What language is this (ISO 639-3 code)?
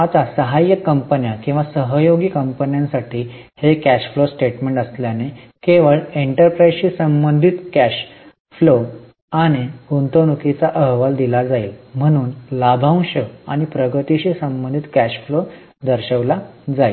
mar